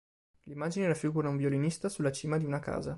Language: Italian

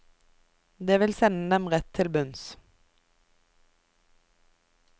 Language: Norwegian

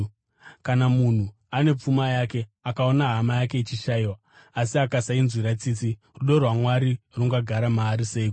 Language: Shona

